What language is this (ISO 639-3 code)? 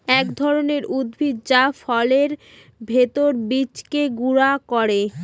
ben